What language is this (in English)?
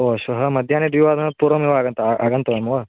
Sanskrit